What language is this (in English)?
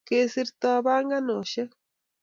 Kalenjin